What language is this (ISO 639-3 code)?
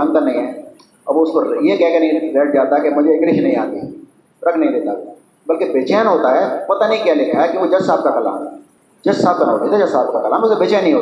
urd